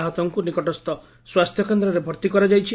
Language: Odia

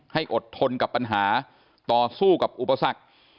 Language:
Thai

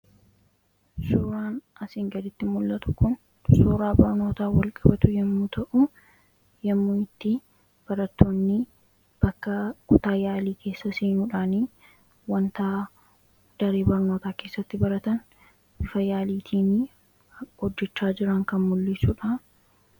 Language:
Oromo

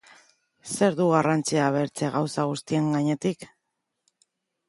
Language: Basque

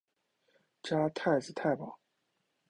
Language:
Chinese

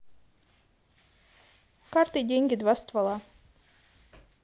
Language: Russian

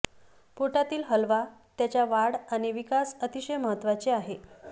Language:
Marathi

